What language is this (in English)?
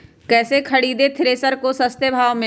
Magahi